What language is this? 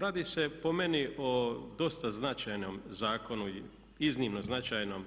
Croatian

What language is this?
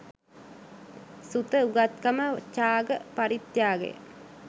Sinhala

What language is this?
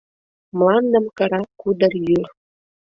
Mari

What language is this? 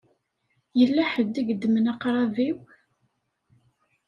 Kabyle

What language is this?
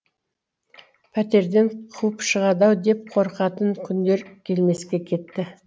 Kazakh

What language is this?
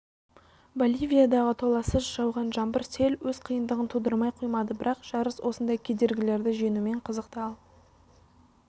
Kazakh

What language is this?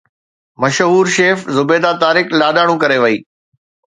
Sindhi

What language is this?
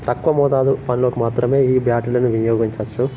Telugu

